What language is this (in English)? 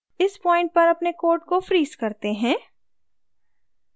Hindi